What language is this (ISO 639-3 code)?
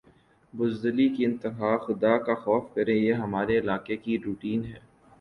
urd